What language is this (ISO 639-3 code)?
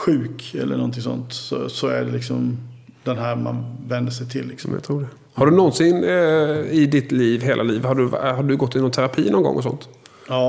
swe